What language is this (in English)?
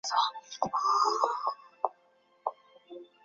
Chinese